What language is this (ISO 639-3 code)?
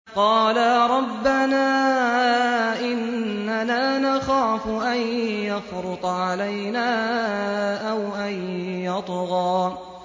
ara